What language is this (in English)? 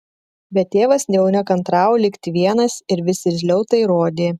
Lithuanian